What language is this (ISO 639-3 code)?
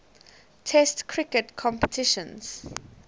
eng